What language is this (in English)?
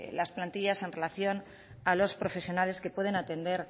Spanish